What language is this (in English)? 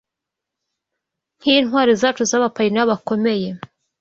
Kinyarwanda